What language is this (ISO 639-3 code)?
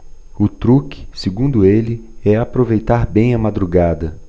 por